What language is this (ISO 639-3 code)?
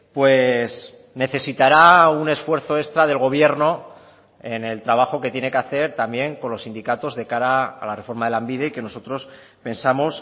spa